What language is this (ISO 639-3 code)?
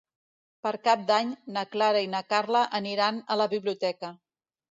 cat